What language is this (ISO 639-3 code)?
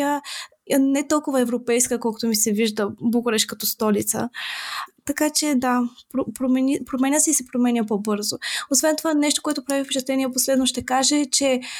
bul